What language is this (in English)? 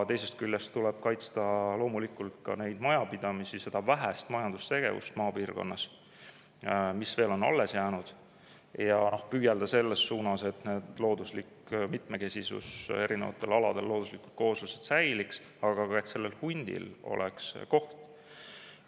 Estonian